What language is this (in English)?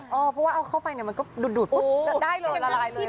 Thai